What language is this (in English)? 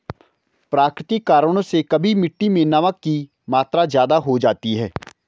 Hindi